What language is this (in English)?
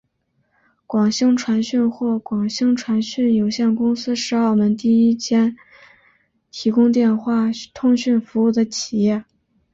Chinese